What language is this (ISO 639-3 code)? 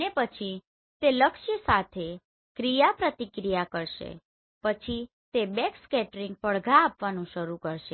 guj